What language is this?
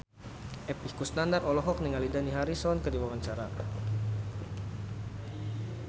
Sundanese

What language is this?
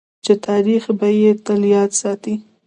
Pashto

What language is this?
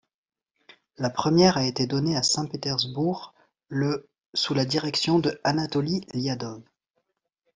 French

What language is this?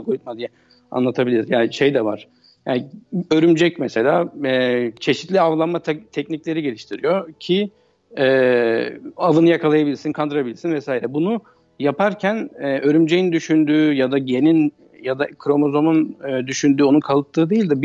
Turkish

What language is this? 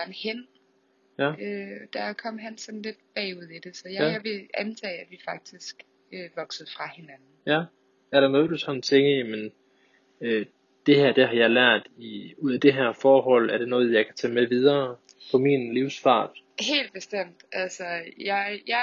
Danish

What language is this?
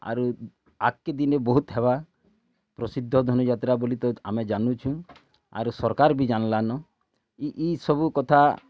Odia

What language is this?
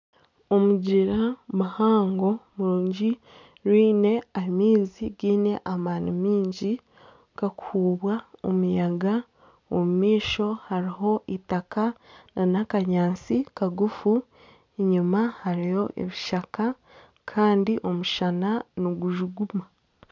Nyankole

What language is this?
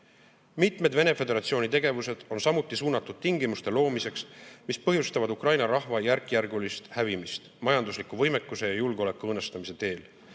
Estonian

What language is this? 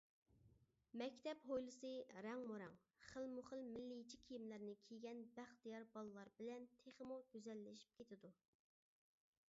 Uyghur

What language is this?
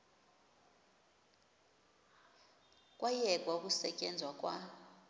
Xhosa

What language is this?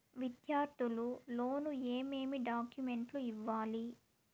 Telugu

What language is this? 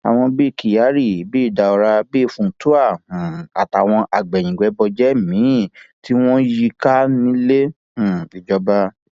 Yoruba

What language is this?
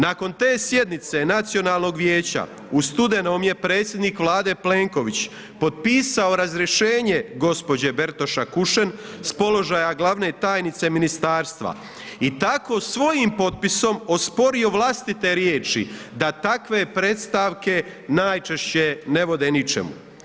Croatian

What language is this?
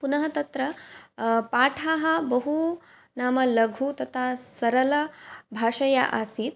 Sanskrit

